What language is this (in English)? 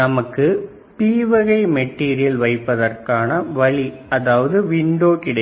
Tamil